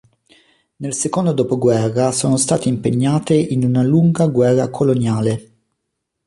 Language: Italian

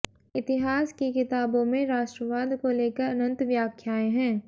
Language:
Hindi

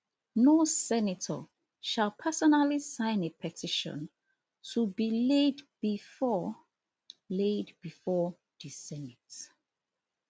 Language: Nigerian Pidgin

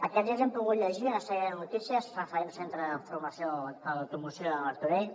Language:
Catalan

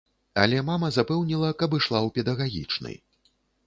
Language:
Belarusian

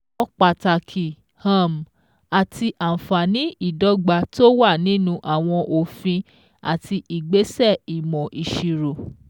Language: Yoruba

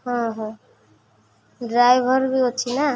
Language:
Odia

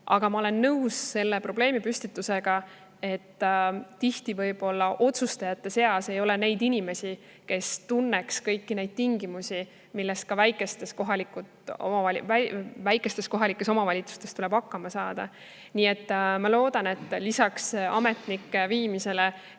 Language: Estonian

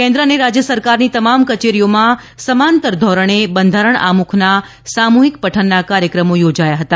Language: Gujarati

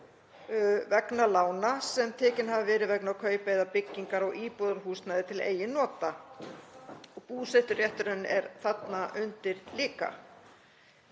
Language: Icelandic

